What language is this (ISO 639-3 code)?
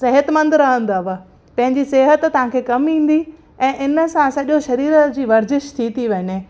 snd